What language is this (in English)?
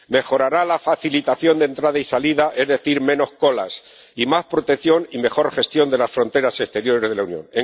Spanish